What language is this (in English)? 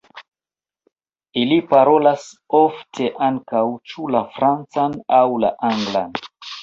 Esperanto